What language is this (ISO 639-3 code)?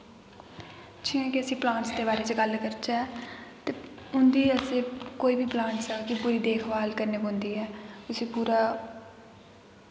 doi